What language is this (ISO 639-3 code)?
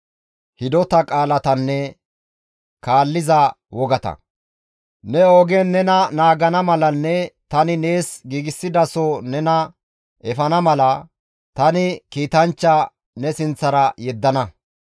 gmv